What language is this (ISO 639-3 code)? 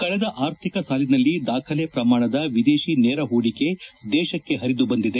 kan